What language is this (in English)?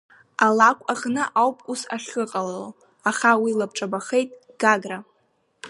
Abkhazian